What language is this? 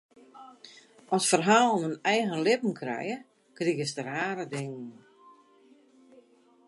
Western Frisian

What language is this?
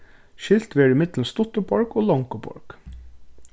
Faroese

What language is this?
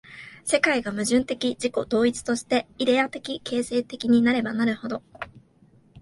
Japanese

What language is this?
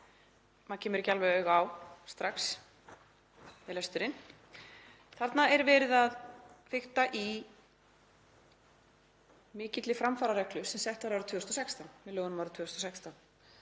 Icelandic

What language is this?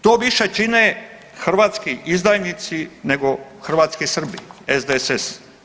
Croatian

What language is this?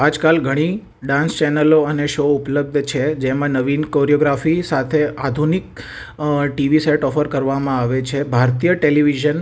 Gujarati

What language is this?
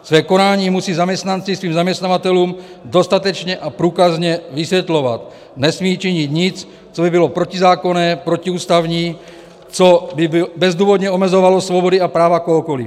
Czech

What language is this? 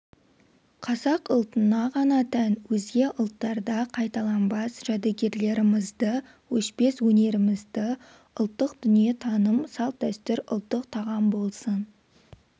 Kazakh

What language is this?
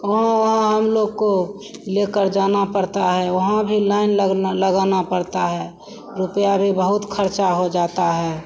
Hindi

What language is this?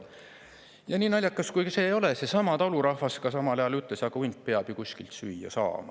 Estonian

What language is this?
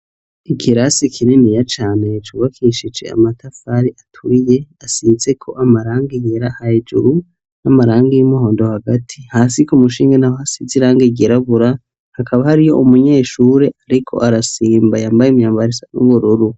Rundi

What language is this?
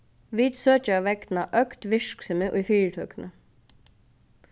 Faroese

